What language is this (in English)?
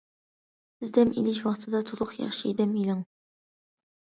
Uyghur